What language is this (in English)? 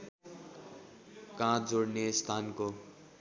Nepali